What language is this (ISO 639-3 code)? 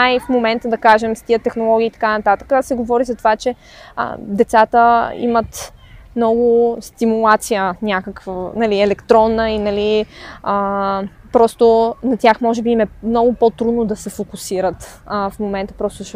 bul